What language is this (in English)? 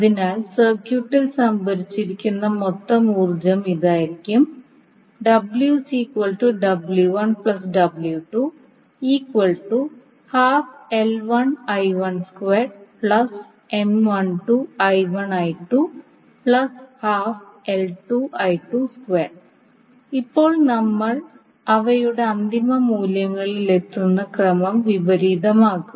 Malayalam